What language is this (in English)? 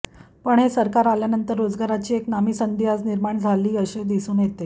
Marathi